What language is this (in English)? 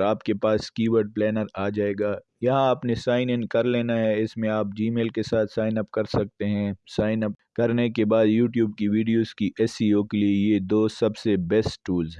Urdu